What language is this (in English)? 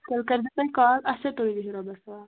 Kashmiri